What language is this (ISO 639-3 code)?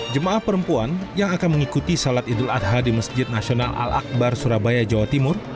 ind